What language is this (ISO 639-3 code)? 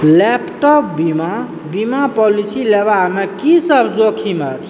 mai